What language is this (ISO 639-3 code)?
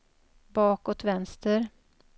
swe